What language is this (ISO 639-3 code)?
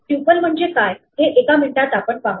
mar